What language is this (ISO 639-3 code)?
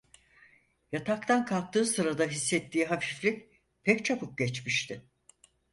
tur